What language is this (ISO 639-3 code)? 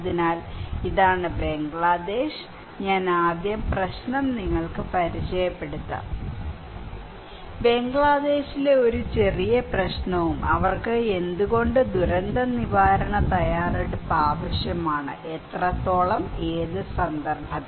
mal